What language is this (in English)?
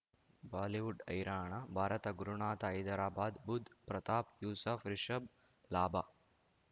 Kannada